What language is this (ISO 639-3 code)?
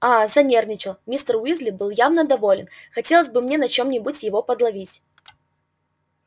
rus